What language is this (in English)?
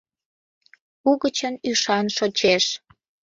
Mari